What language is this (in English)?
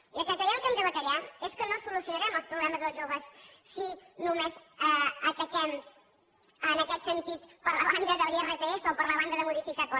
Catalan